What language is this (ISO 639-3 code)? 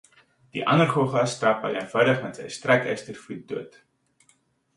afr